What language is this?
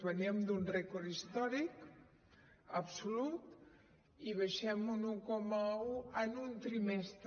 Catalan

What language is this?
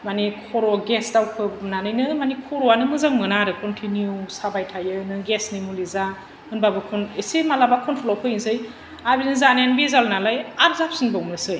Bodo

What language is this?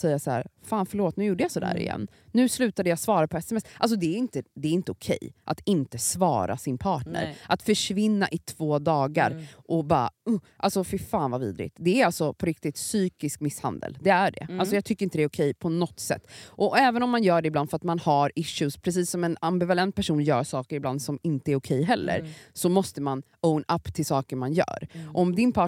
Swedish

